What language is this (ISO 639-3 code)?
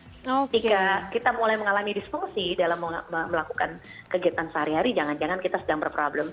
ind